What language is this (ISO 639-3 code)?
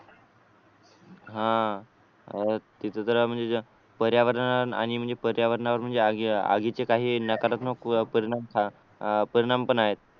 mar